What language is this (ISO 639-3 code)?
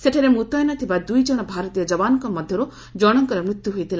ori